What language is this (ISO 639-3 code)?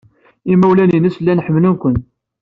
kab